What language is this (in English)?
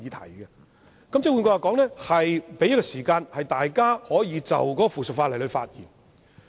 Cantonese